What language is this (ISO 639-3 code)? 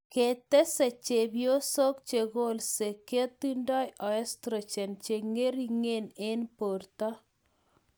kln